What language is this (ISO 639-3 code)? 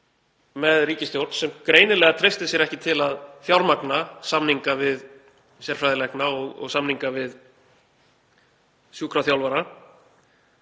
isl